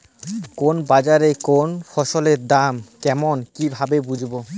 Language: Bangla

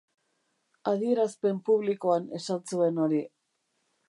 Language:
Basque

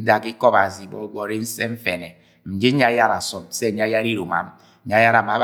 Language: Agwagwune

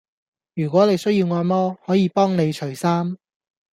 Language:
Cantonese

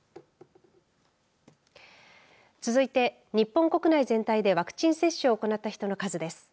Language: Japanese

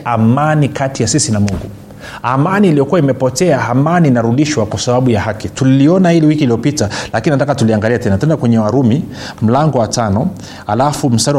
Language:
Swahili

